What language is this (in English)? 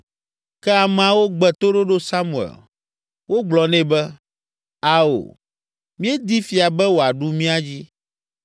Ewe